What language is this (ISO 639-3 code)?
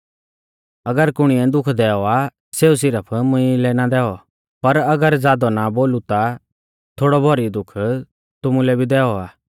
bfz